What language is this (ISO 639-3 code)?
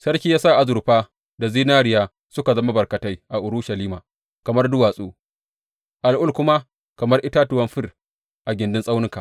hau